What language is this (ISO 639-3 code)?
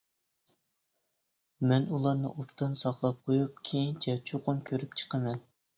uig